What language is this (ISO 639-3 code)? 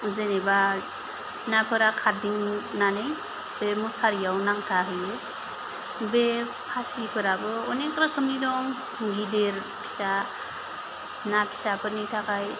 brx